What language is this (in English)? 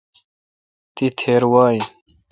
Kalkoti